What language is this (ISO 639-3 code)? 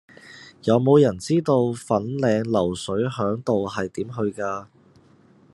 yue